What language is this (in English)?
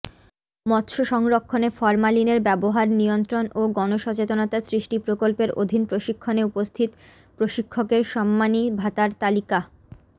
Bangla